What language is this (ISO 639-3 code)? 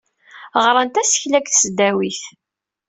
kab